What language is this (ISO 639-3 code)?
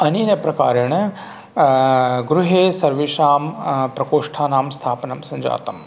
san